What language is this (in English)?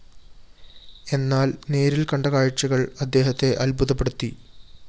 Malayalam